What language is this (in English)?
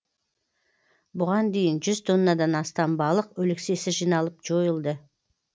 Kazakh